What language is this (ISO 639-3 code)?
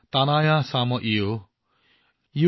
asm